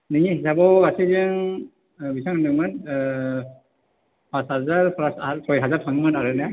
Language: Bodo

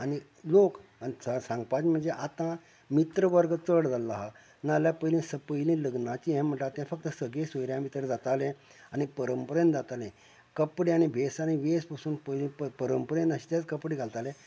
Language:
Konkani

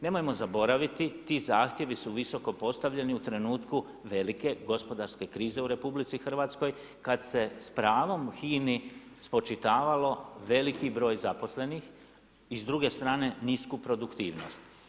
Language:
Croatian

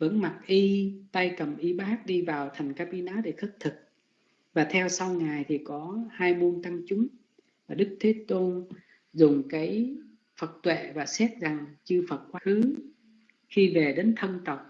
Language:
Vietnamese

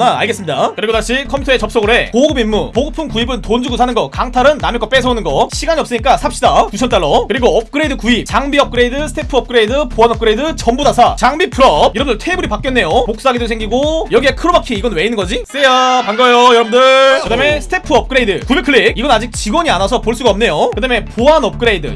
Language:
Korean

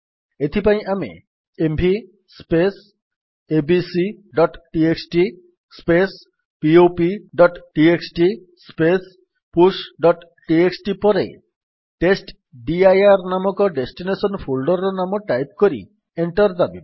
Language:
Odia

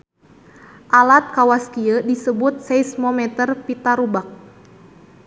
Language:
Sundanese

